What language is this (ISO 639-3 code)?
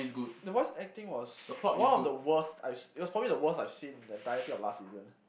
eng